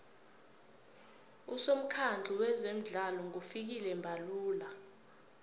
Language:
South Ndebele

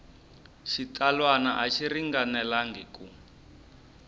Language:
Tsonga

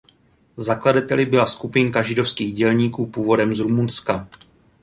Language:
Czech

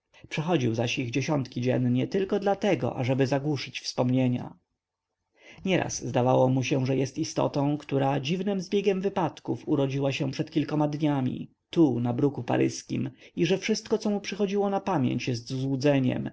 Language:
Polish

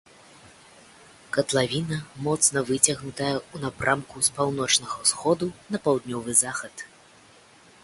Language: Belarusian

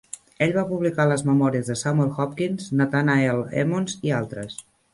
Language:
Catalan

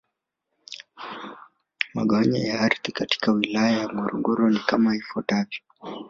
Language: Swahili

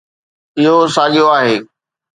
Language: Sindhi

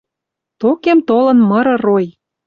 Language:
Western Mari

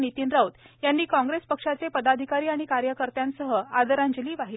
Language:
Marathi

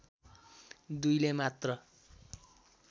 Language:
Nepali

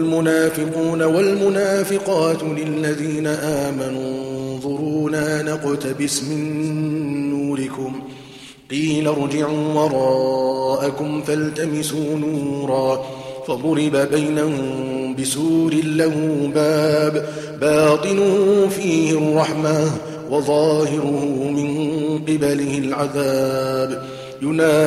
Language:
Arabic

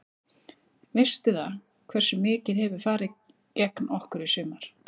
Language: Icelandic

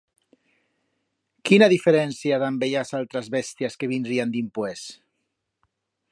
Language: Aragonese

